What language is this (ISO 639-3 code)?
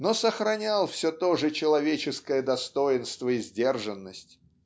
rus